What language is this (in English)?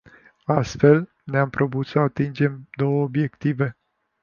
Romanian